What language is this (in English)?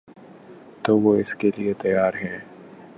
Urdu